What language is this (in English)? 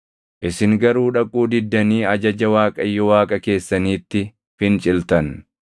Oromo